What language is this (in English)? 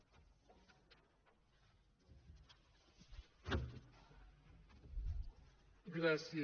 Catalan